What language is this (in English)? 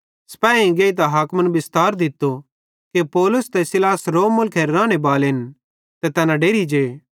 Bhadrawahi